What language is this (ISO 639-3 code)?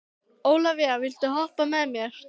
isl